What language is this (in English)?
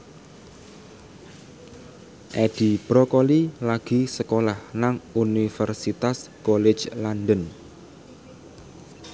Javanese